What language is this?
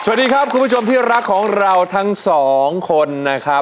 Thai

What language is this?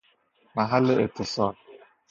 Persian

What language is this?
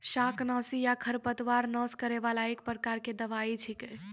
Maithili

